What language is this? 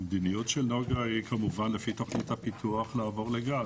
Hebrew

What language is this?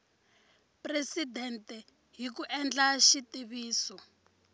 Tsonga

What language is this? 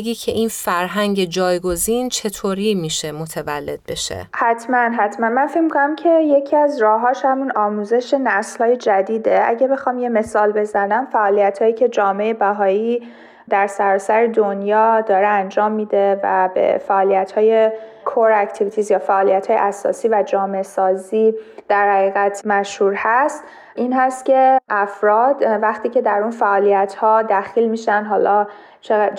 Persian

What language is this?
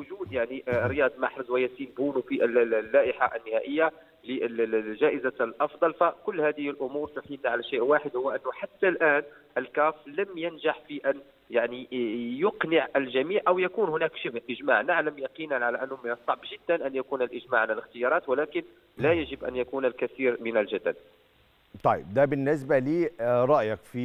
Arabic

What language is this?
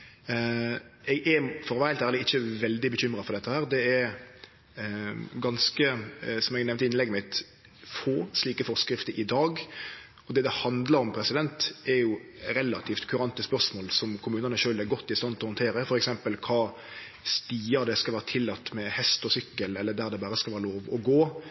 Norwegian Nynorsk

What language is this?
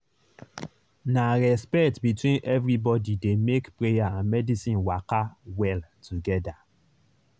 Nigerian Pidgin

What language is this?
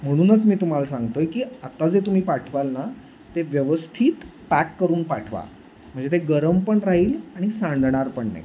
Marathi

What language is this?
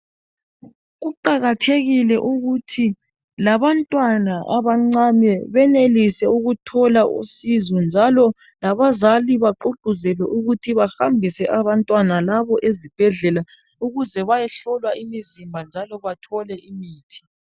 North Ndebele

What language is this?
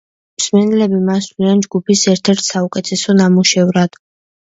Georgian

